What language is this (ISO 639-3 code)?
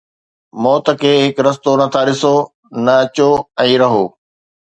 snd